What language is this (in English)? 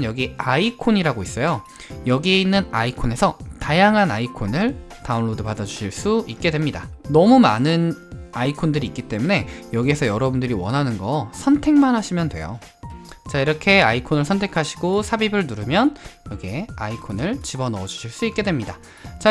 Korean